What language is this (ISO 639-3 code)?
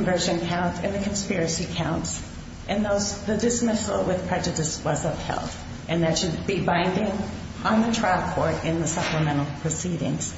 eng